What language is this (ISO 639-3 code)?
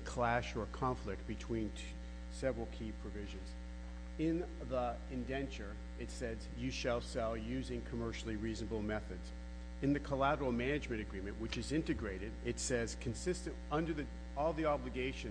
eng